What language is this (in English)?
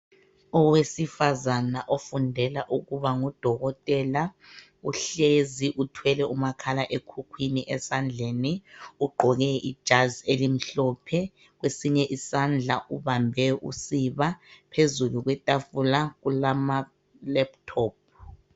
North Ndebele